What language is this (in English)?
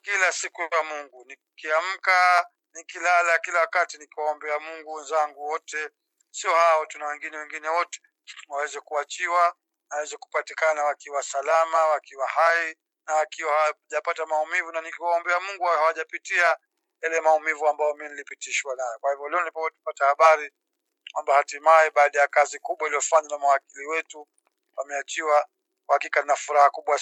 Swahili